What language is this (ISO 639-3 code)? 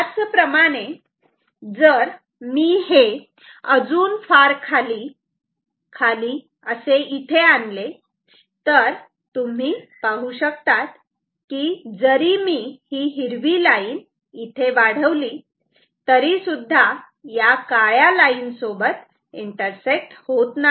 mar